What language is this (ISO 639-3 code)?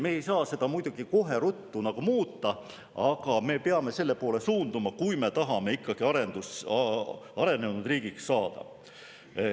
est